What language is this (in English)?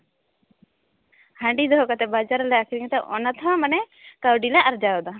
Santali